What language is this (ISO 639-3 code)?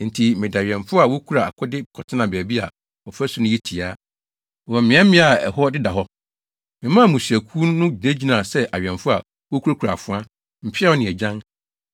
aka